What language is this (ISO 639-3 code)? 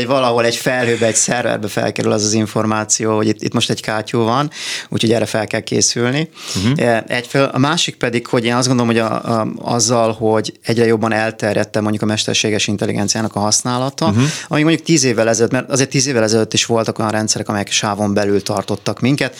hun